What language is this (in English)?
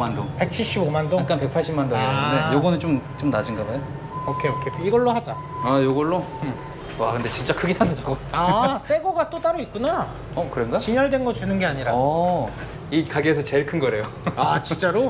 Korean